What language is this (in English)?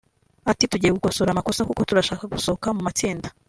Kinyarwanda